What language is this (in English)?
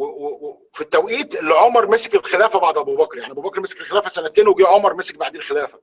Arabic